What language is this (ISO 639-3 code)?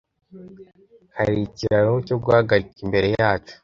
kin